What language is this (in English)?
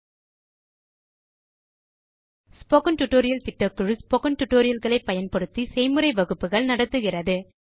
Tamil